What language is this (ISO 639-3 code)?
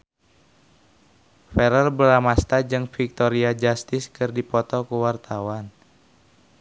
sun